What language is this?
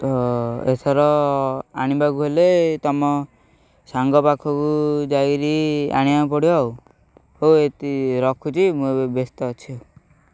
Odia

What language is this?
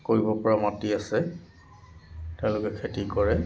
Assamese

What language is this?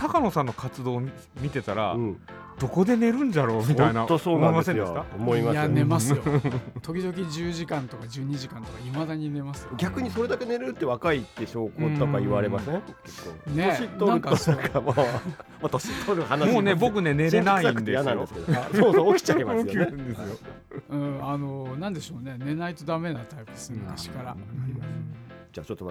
Japanese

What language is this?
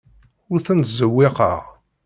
Kabyle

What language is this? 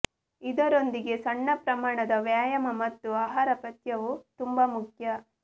Kannada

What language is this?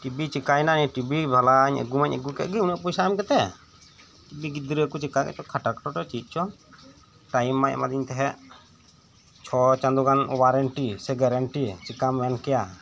Santali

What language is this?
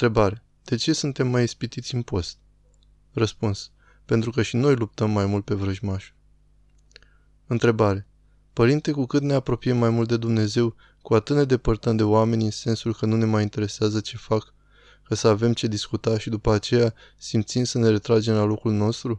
Romanian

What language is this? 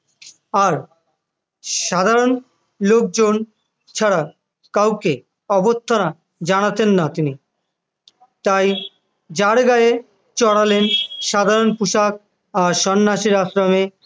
Bangla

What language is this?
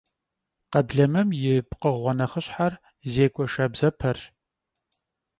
Kabardian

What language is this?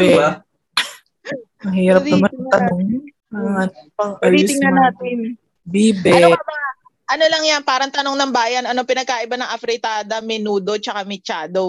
Filipino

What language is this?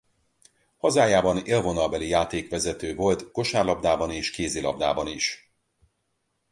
Hungarian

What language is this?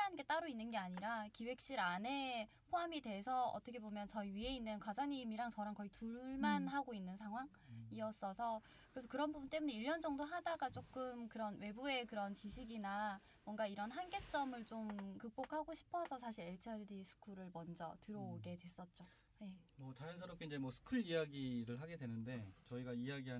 Korean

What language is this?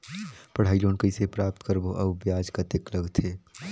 Chhattisgarhi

